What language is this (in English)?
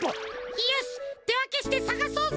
Japanese